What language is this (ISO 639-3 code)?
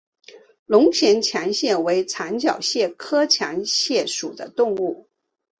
zho